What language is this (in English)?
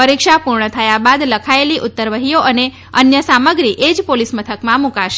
Gujarati